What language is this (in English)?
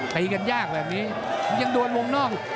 Thai